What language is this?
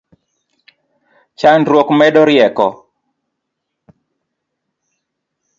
Luo (Kenya and Tanzania)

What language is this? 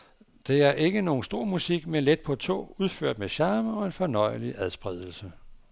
Danish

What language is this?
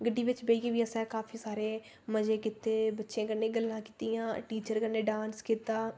Dogri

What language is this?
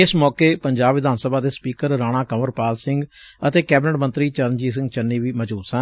Punjabi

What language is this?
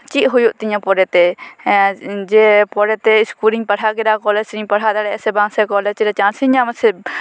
Santali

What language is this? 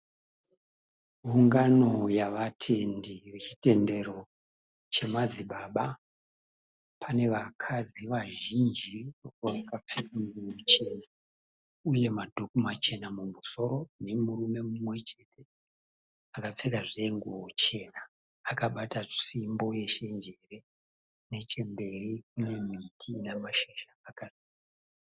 Shona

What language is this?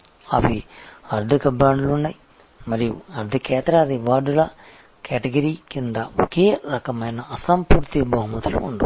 Telugu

